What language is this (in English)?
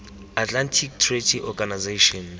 Tswana